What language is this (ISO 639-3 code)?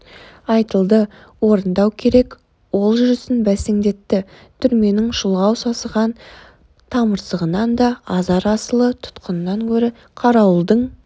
kaz